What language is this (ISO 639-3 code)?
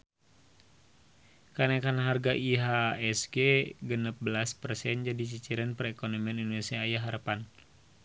sun